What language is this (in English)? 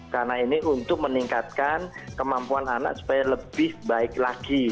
Indonesian